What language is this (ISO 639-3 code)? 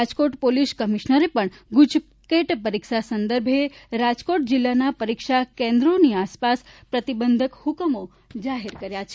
guj